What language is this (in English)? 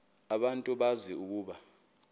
Xhosa